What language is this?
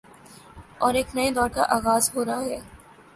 Urdu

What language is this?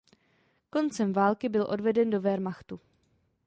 Czech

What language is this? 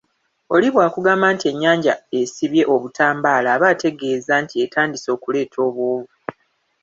Ganda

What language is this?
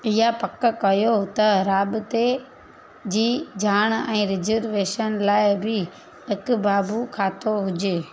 Sindhi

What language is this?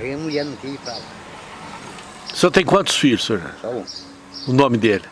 Portuguese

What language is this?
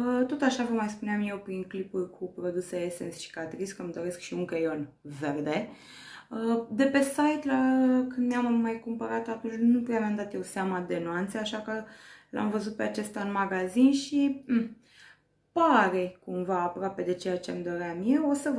Romanian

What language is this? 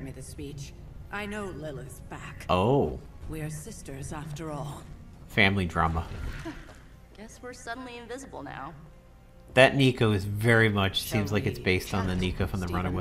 English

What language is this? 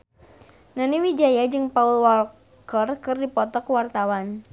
Sundanese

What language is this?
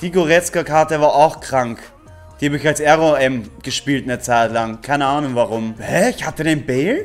German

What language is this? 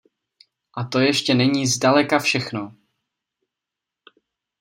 Czech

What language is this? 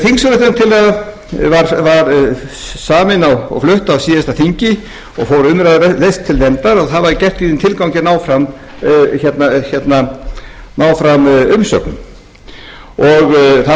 Icelandic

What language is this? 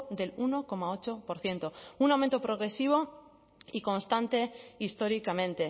Spanish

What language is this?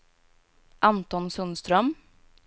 Swedish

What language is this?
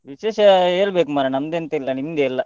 Kannada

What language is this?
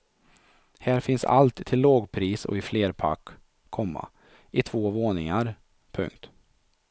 Swedish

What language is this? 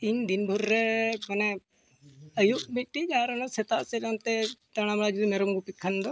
Santali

